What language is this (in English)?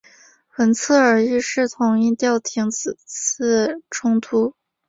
Chinese